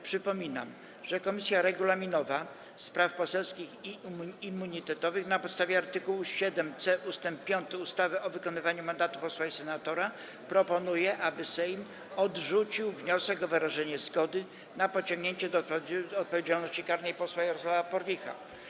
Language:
Polish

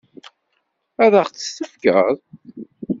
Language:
Kabyle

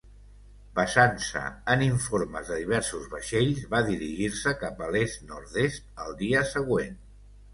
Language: Catalan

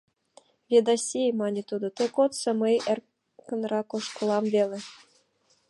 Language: Mari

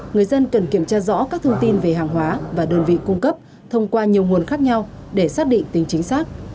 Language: Vietnamese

